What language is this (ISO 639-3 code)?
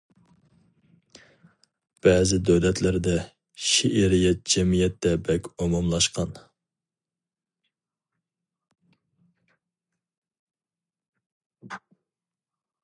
uig